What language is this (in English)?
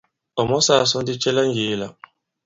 Bankon